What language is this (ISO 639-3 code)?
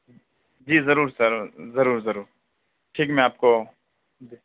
urd